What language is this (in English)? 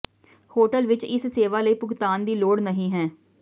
Punjabi